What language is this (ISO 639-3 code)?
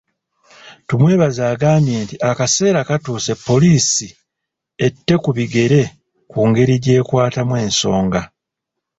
lug